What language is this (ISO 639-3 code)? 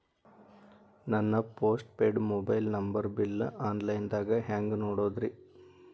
kan